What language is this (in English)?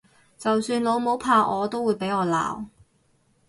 Cantonese